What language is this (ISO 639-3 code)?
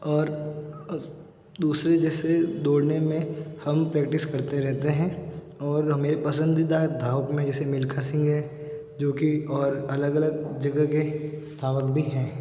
hin